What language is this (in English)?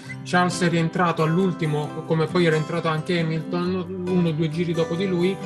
Italian